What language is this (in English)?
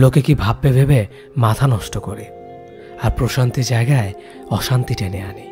Korean